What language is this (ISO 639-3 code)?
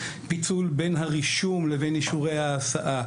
heb